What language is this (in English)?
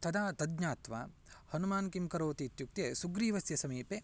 Sanskrit